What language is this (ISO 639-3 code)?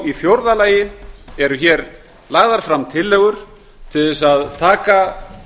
isl